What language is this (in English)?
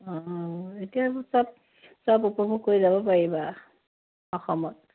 Assamese